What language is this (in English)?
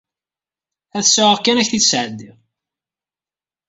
Kabyle